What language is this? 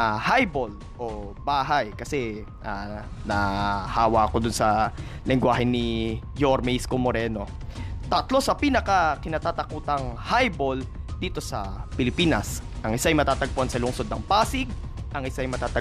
Filipino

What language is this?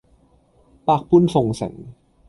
Cantonese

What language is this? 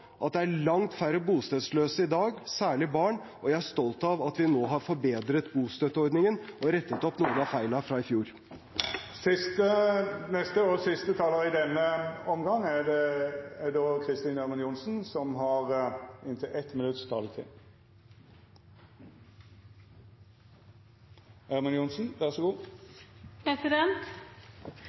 Norwegian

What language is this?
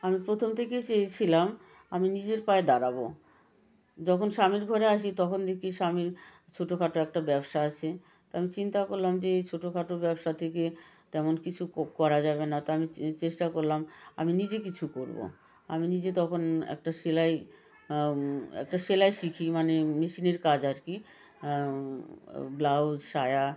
Bangla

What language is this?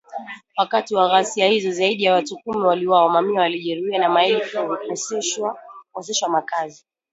Swahili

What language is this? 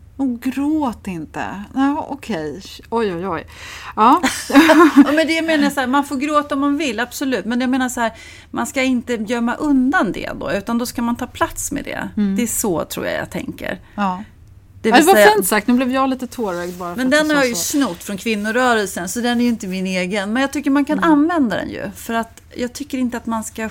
Swedish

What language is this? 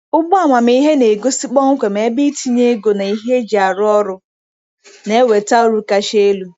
Igbo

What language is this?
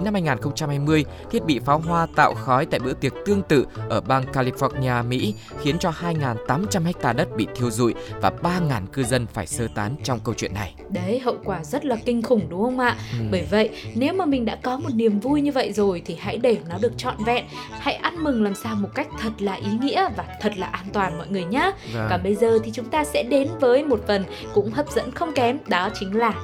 Vietnamese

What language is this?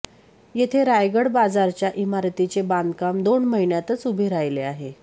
Marathi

